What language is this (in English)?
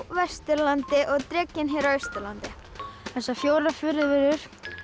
Icelandic